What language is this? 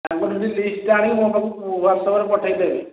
Odia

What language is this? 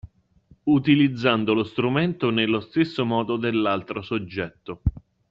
Italian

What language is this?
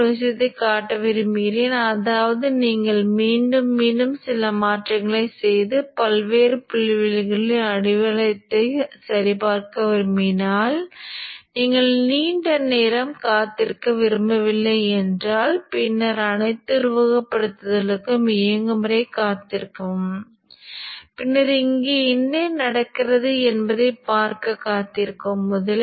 Tamil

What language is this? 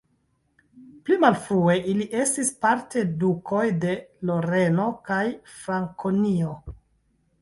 Esperanto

